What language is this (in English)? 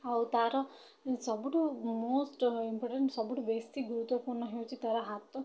Odia